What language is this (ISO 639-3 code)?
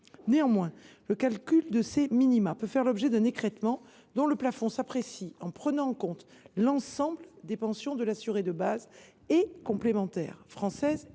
fra